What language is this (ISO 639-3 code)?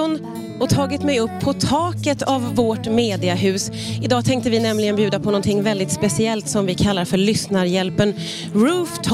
swe